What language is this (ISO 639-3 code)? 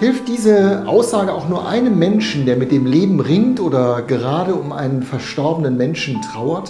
deu